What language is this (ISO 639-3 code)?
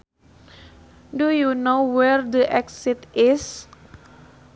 sun